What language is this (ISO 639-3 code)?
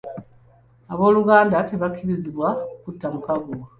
lug